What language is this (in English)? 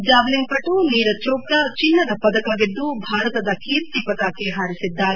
Kannada